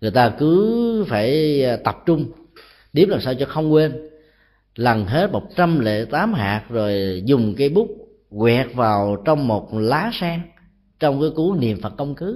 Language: Vietnamese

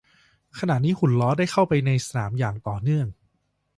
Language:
Thai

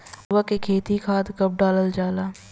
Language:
Bhojpuri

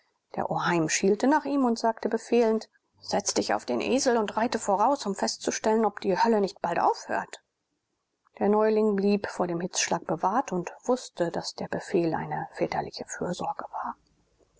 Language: German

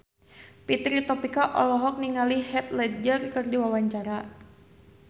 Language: Sundanese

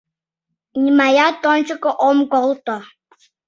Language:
Mari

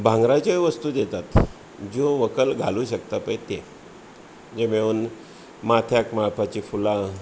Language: Konkani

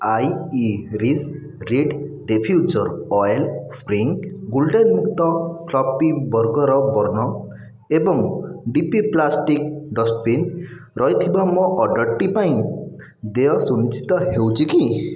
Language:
Odia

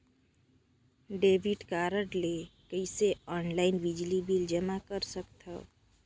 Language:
Chhattisgarhi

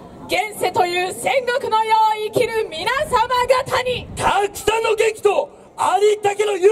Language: Japanese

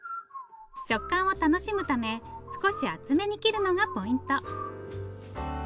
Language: Japanese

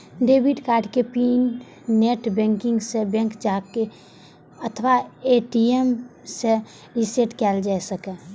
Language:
Maithili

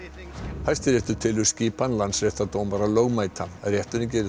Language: Icelandic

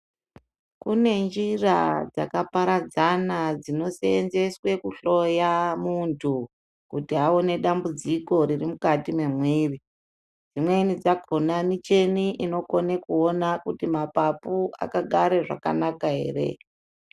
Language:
Ndau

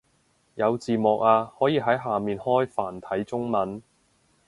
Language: Cantonese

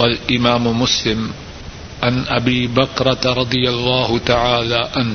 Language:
Urdu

